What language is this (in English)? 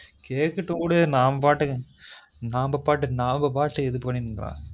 Tamil